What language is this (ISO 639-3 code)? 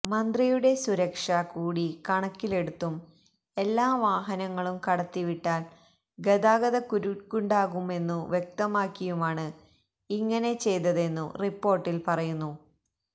mal